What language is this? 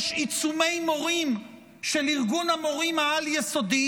Hebrew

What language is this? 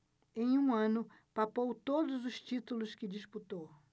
Portuguese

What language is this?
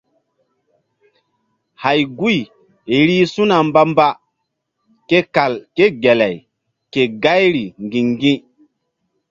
Mbum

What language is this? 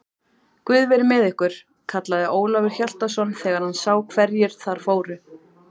Icelandic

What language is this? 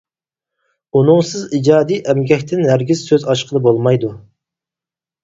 Uyghur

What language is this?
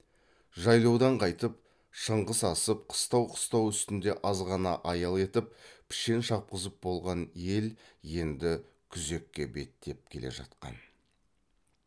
Kazakh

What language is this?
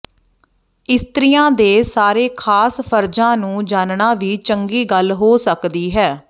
Punjabi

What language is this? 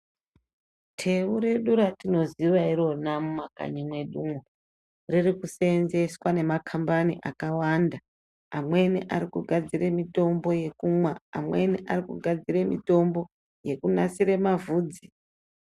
Ndau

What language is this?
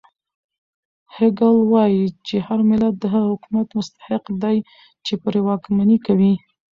Pashto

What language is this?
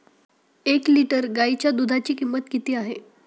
Marathi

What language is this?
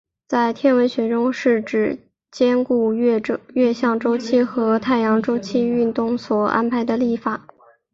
Chinese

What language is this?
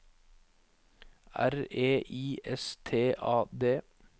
Norwegian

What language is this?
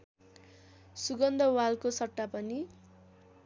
Nepali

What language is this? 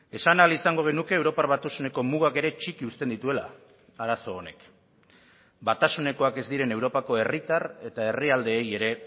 Basque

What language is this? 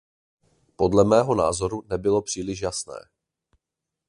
Czech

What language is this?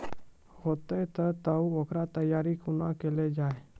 Maithili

